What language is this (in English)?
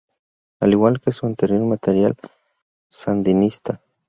Spanish